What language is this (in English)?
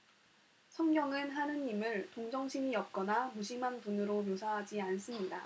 Korean